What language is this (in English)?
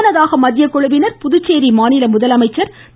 Tamil